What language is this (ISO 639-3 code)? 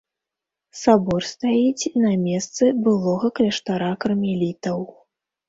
bel